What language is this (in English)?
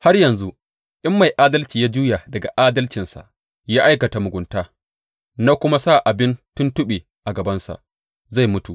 Hausa